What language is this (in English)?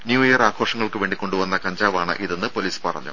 Malayalam